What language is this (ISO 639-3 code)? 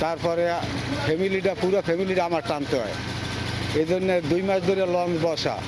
ben